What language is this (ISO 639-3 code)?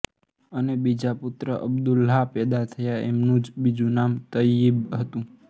guj